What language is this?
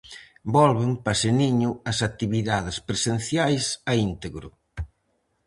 Galician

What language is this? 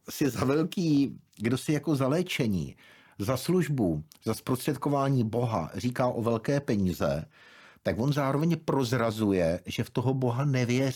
Czech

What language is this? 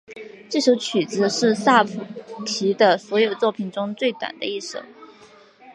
Chinese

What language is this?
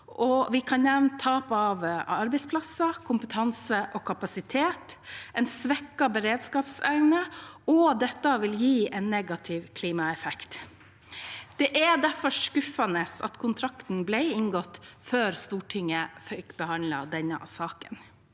Norwegian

